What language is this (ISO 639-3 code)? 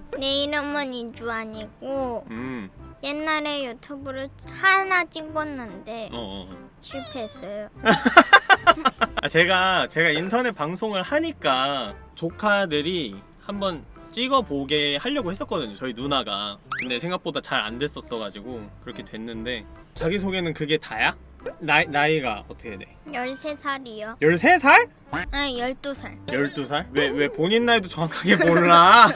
kor